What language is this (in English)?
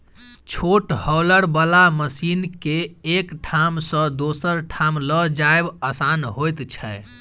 Maithili